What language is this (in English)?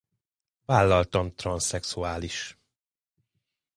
Hungarian